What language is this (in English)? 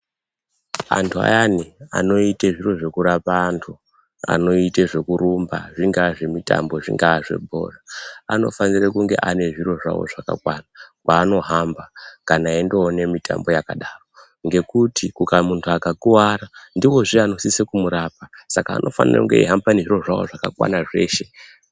Ndau